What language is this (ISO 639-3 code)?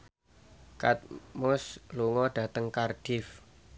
jav